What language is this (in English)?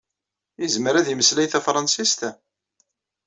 Kabyle